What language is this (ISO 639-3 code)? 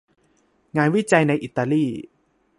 tha